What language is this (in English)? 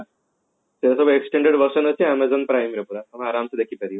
Odia